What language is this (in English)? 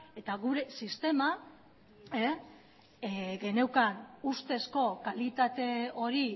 Basque